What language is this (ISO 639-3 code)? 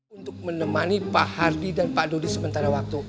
ind